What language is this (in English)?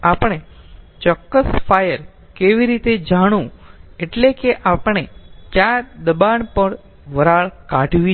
Gujarati